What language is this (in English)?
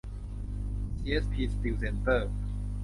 Thai